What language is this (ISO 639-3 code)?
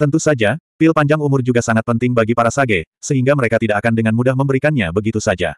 ind